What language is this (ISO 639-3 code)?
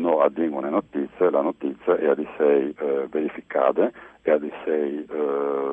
ita